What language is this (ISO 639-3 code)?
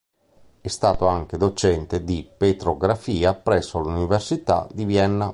ita